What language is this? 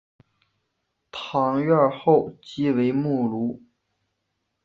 Chinese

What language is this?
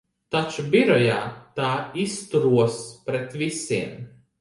Latvian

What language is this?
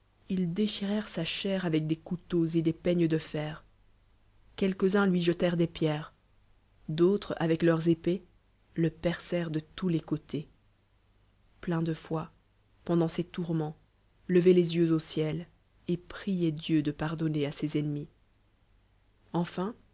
French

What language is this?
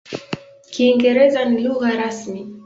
Swahili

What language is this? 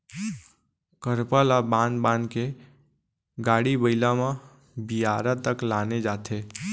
Chhattisgarhi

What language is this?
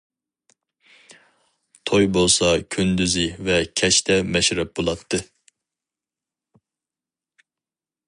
Uyghur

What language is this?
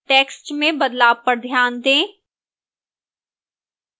Hindi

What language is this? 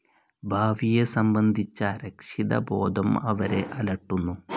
Malayalam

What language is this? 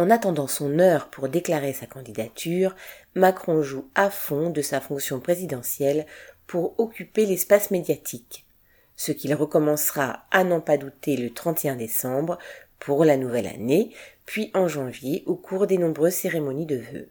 French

